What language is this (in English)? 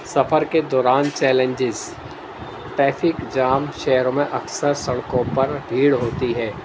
Urdu